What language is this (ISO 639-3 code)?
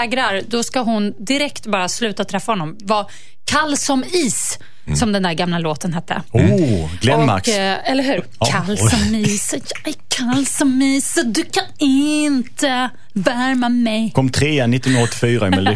swe